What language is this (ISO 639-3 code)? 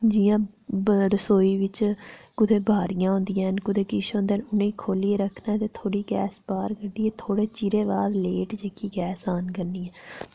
doi